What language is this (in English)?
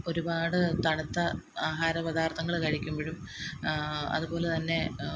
Malayalam